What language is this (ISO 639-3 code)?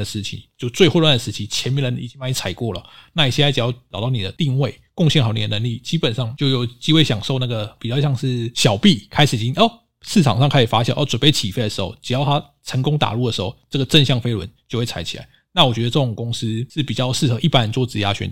zho